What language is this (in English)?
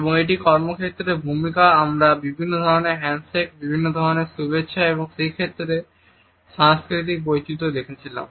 Bangla